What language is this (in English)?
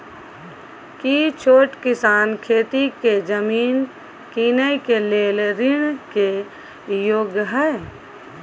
Maithili